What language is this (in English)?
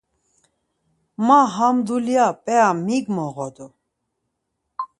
Laz